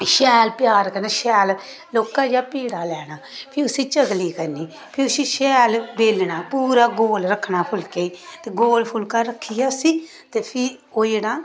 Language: Dogri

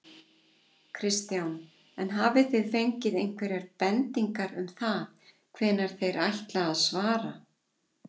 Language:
Icelandic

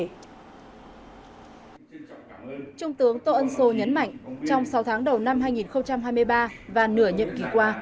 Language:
Vietnamese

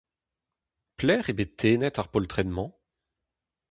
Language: Breton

